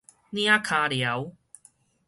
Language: Min Nan Chinese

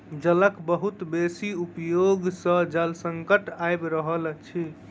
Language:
Maithili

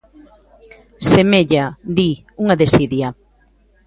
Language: Galician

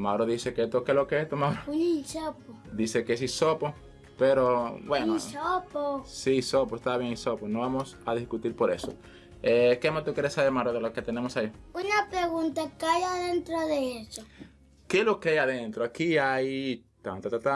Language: Spanish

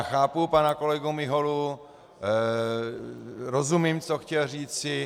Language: Czech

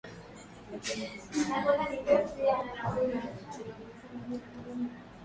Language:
Swahili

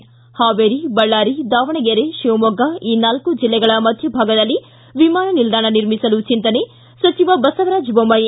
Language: Kannada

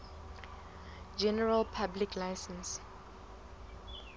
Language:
Southern Sotho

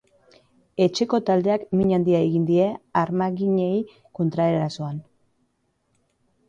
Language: Basque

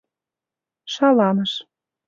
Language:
Mari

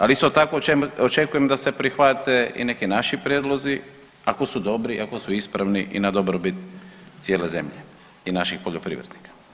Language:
Croatian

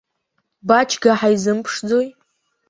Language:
Abkhazian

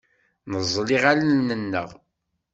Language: Kabyle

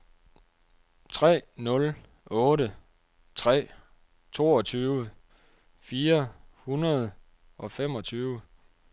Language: Danish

